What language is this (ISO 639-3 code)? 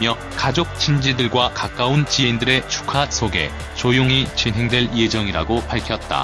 kor